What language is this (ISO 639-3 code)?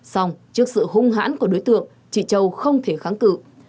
vie